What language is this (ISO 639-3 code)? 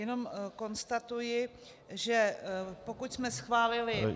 ces